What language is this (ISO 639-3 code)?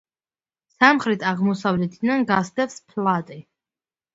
kat